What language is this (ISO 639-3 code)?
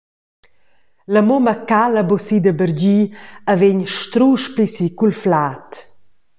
roh